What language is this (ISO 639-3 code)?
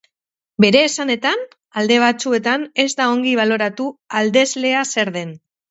eus